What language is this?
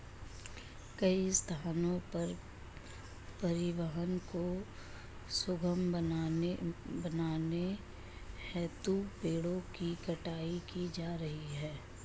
Hindi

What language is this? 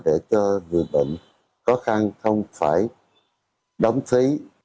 Vietnamese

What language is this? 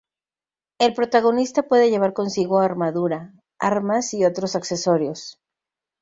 Spanish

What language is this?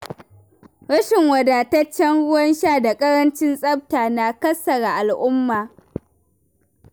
Hausa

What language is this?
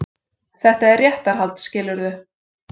Icelandic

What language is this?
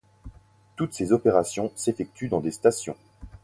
French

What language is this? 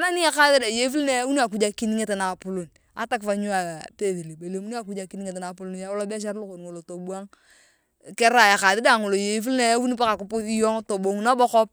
Turkana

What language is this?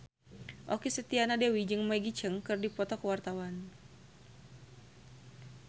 Sundanese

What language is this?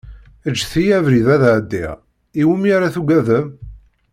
Kabyle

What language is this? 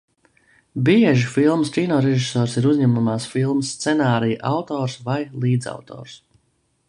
Latvian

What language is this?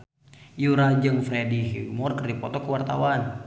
Sundanese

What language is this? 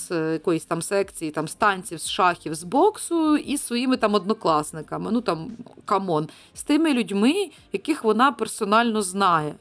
Ukrainian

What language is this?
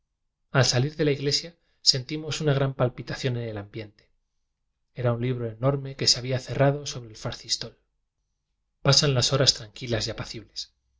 Spanish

